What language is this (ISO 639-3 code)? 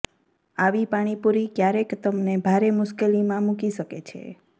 guj